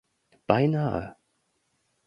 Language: German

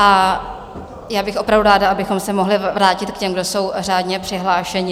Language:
Czech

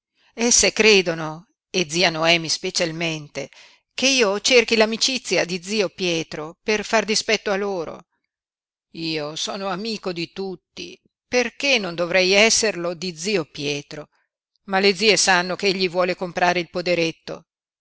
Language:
Italian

